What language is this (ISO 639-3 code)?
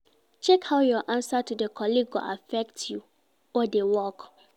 pcm